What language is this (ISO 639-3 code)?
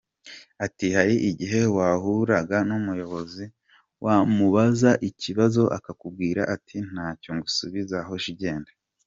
kin